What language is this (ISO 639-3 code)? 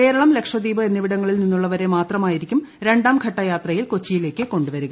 mal